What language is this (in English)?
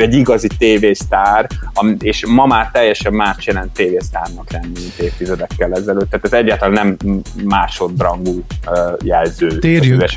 Hungarian